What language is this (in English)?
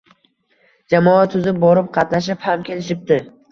Uzbek